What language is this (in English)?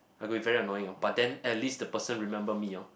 English